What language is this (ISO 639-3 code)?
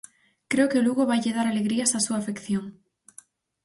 glg